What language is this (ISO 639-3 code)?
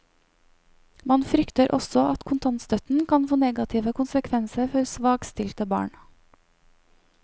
nor